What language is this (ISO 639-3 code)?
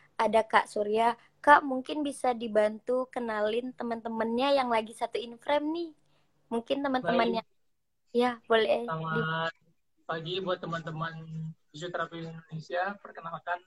ind